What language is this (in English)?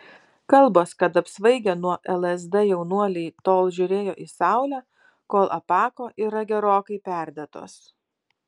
Lithuanian